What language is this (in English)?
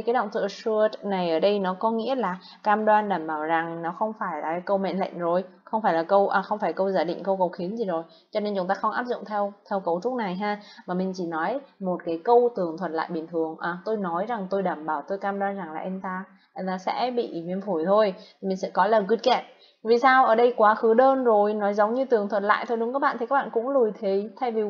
Vietnamese